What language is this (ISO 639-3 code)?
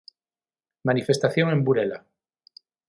glg